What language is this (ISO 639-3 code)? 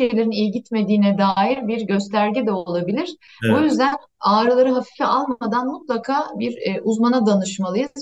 tur